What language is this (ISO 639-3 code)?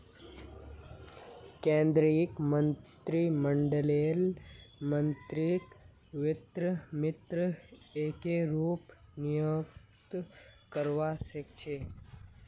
mag